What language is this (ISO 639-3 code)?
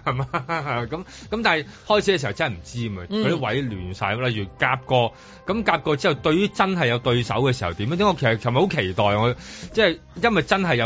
zho